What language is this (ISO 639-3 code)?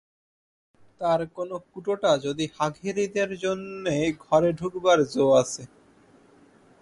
ben